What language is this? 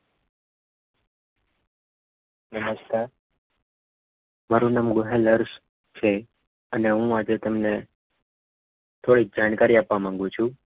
Gujarati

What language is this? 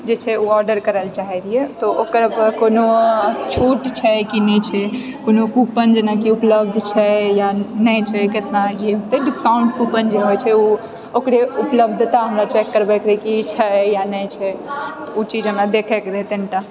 Maithili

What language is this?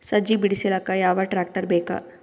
Kannada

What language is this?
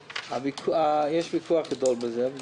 Hebrew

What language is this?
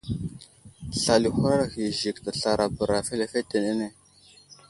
Wuzlam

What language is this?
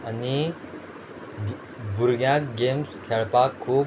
Konkani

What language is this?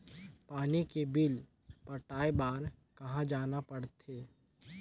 Chhattisgarhi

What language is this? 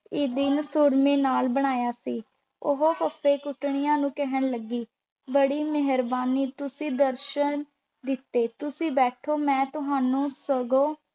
Punjabi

